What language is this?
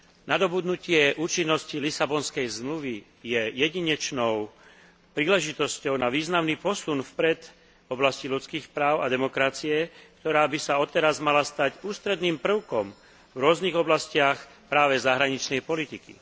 Slovak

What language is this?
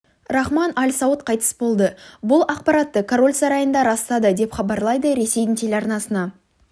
Kazakh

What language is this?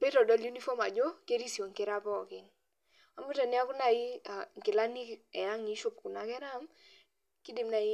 Masai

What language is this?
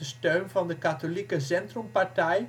Dutch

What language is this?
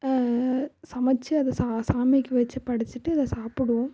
Tamil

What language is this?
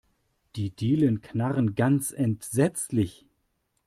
German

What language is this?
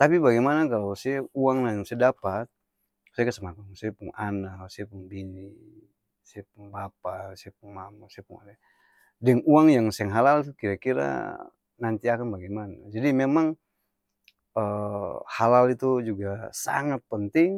Ambonese Malay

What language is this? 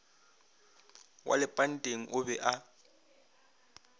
Northern Sotho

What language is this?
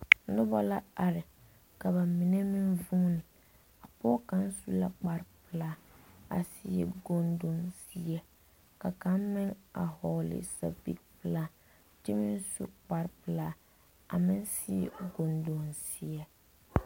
Southern Dagaare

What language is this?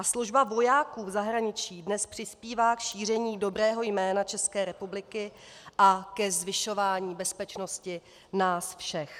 Czech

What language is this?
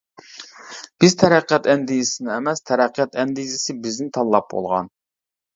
Uyghur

